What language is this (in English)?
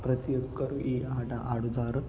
Telugu